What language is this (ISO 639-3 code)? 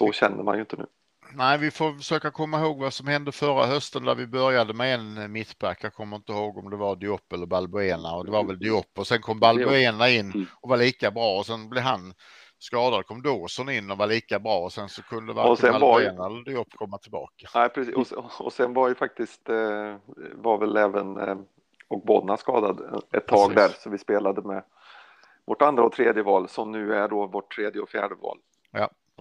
swe